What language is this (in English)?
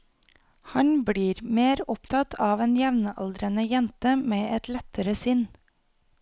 Norwegian